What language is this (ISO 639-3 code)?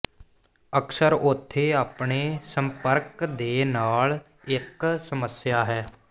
pan